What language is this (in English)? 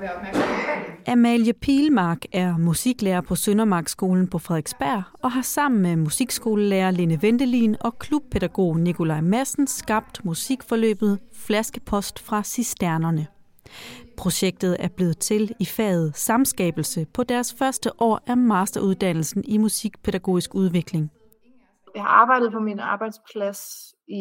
Danish